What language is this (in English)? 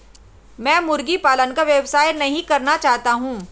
Hindi